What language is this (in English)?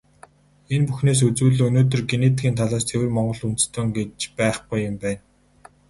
Mongolian